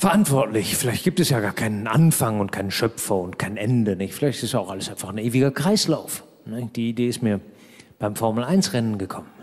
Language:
German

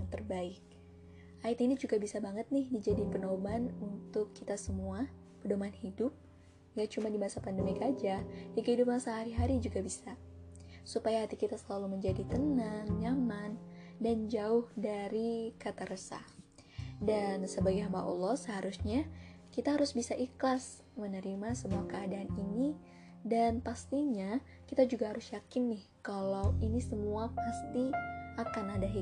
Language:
Indonesian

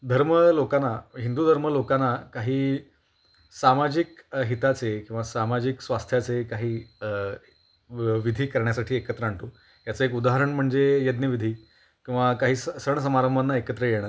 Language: Marathi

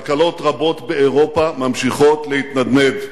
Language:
Hebrew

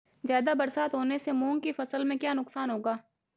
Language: Hindi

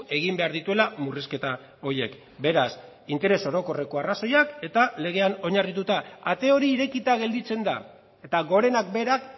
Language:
Basque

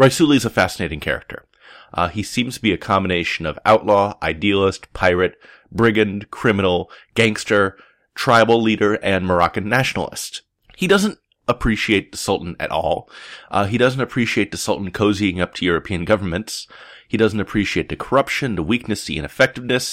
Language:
English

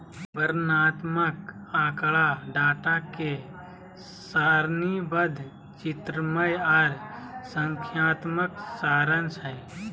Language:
Magahi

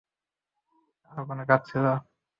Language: Bangla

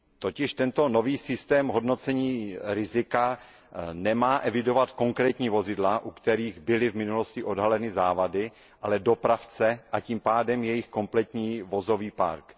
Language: Czech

